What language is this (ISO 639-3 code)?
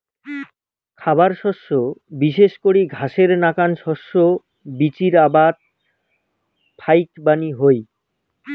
ben